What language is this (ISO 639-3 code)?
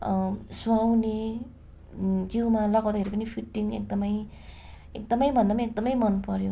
nep